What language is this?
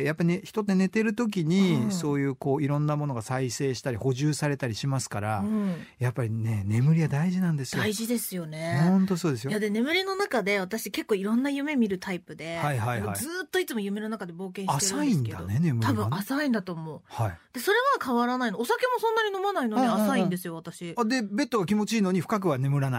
Japanese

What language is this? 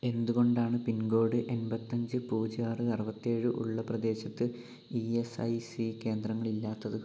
Malayalam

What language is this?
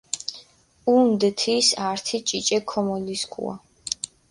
Mingrelian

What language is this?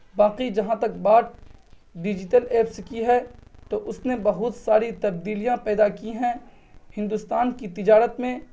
Urdu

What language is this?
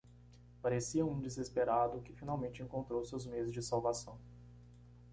Portuguese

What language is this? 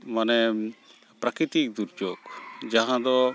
Santali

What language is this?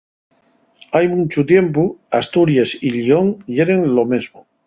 Asturian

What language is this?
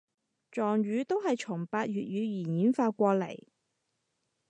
Cantonese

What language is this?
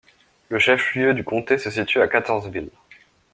French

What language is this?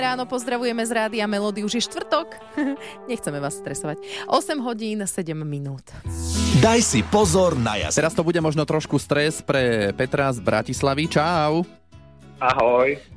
Slovak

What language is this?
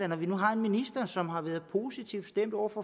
Danish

